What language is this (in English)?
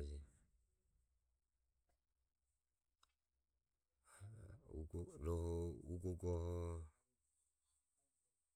Ömie